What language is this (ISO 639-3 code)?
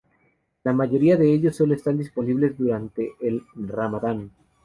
spa